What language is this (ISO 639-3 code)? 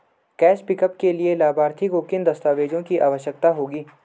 hin